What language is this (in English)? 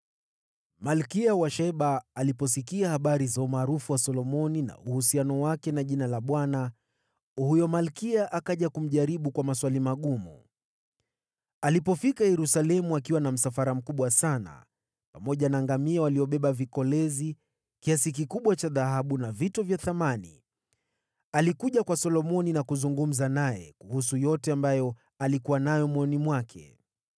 Swahili